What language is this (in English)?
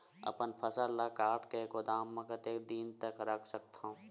Chhattisgarhi